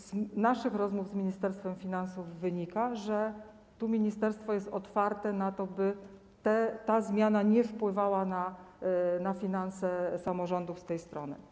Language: Polish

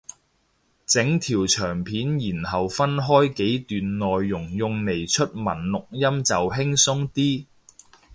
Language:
Cantonese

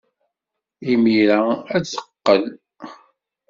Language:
Kabyle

